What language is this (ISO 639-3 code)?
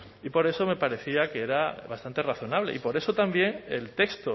spa